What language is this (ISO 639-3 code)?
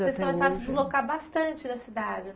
por